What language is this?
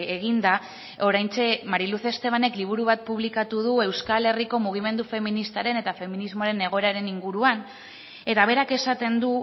Basque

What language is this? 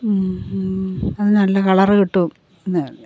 Malayalam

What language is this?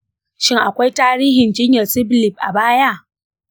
Hausa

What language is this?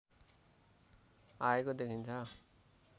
Nepali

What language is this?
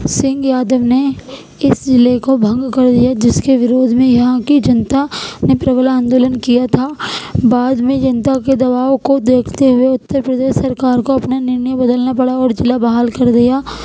Urdu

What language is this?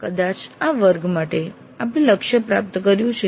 Gujarati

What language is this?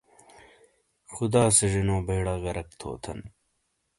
Shina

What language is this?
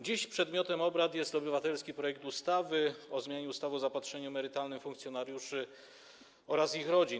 Polish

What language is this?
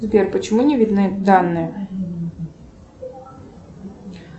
Russian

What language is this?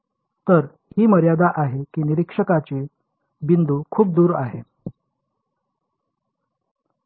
Marathi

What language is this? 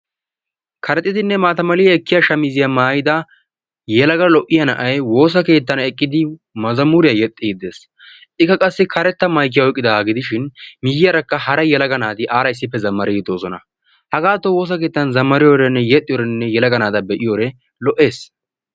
Wolaytta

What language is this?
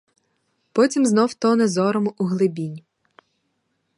Ukrainian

